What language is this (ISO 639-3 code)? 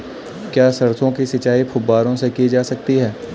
hin